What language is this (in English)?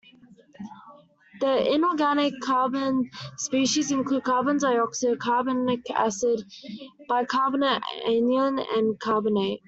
English